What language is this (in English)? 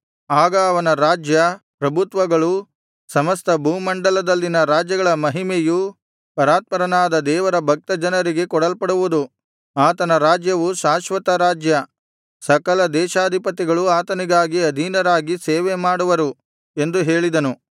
Kannada